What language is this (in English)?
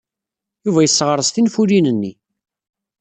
Kabyle